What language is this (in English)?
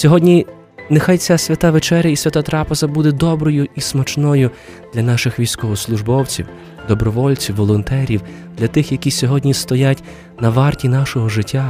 Ukrainian